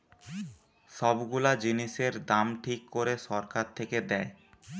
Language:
Bangla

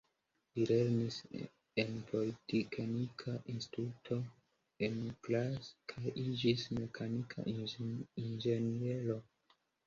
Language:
Esperanto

